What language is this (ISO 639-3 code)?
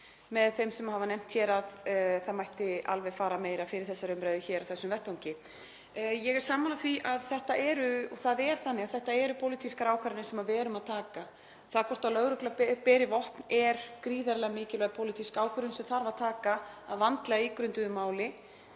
isl